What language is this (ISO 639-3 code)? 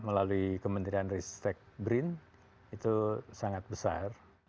ind